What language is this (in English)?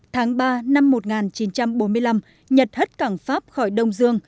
Vietnamese